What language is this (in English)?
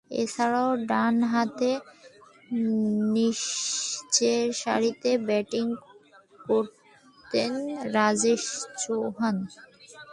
Bangla